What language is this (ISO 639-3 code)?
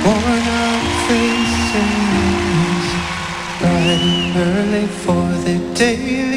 ita